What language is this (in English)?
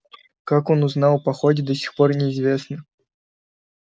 Russian